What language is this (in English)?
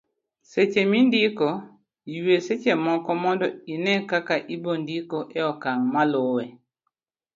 Luo (Kenya and Tanzania)